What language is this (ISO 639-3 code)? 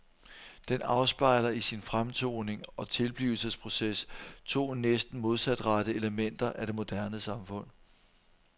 dan